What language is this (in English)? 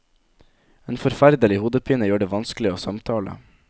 Norwegian